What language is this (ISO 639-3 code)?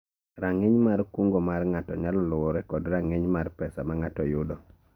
luo